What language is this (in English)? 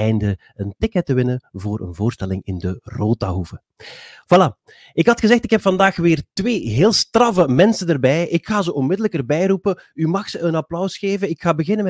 Dutch